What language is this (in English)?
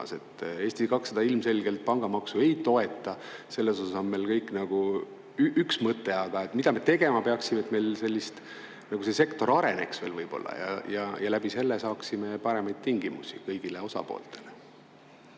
Estonian